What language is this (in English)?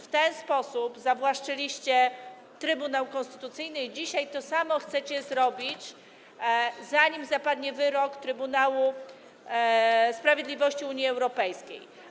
Polish